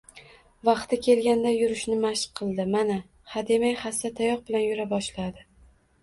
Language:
Uzbek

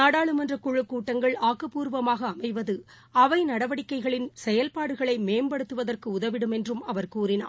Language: Tamil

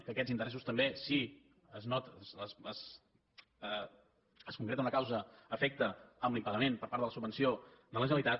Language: Catalan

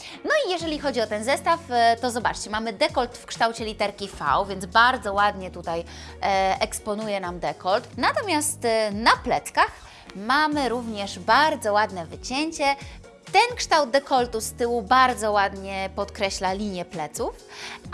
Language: Polish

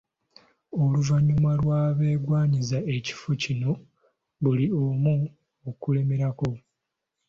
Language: Ganda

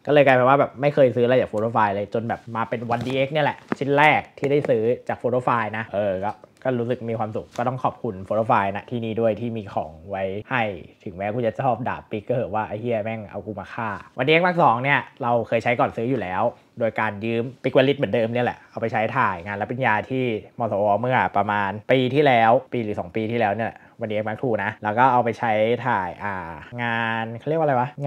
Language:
Thai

